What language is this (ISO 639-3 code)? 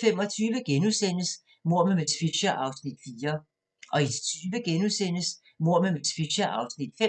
dan